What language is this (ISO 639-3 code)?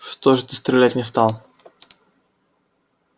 rus